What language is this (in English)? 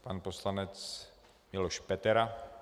Czech